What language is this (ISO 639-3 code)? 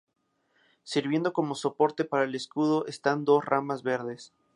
spa